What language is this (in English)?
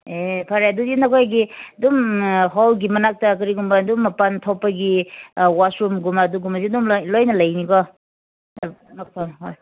Manipuri